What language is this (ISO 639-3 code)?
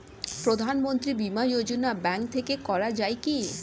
ben